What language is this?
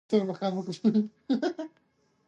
Pashto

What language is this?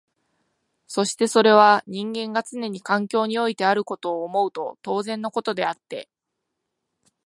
Japanese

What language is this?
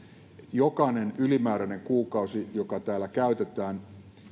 Finnish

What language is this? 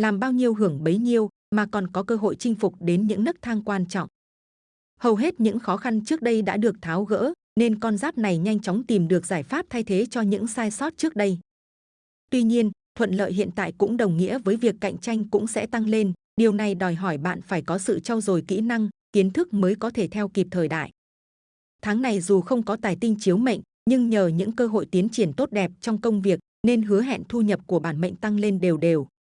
Vietnamese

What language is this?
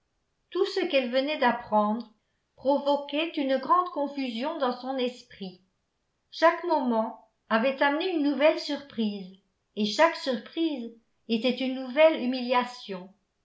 French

